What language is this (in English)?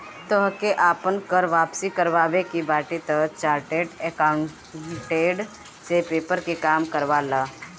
Bhojpuri